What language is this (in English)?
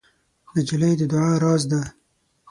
Pashto